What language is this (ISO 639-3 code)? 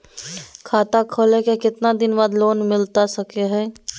mag